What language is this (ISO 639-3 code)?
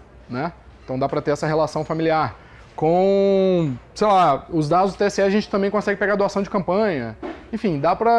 por